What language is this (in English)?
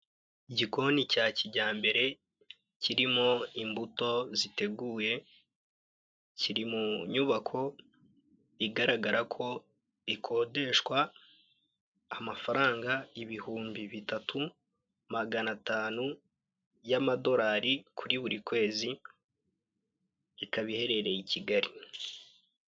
Kinyarwanda